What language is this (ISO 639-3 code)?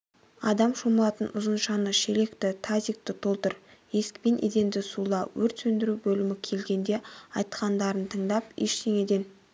kaz